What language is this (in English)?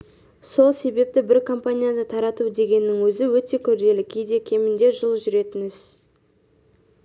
Kazakh